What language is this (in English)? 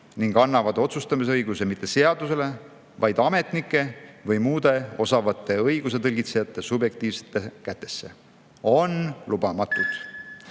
Estonian